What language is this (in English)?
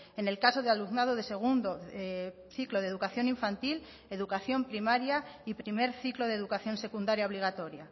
Spanish